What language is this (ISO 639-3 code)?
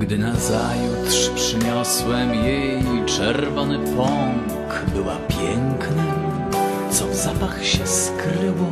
pol